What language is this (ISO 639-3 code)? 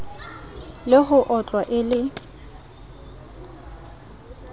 sot